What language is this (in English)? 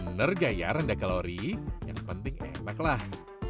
Indonesian